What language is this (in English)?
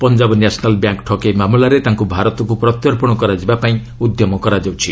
Odia